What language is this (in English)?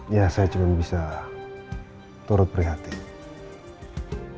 Indonesian